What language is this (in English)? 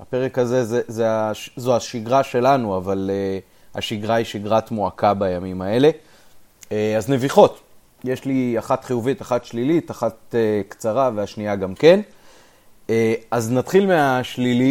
Hebrew